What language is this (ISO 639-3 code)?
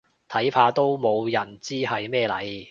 yue